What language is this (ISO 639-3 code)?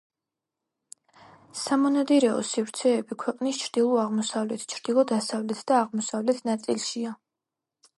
kat